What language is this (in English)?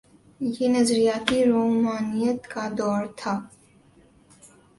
Urdu